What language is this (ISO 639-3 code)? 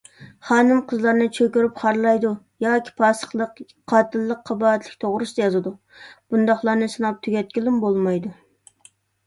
uig